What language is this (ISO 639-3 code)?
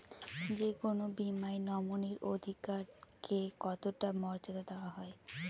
ben